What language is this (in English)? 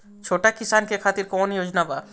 Bhojpuri